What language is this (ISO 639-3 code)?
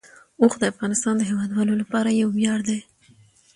pus